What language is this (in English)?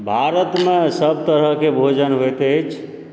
Maithili